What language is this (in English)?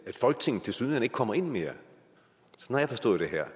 Danish